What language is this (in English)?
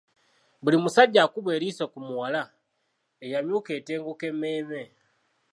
Ganda